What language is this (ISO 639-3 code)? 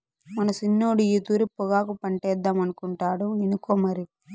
tel